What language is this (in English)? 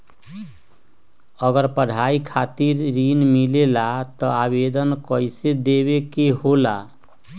Magahi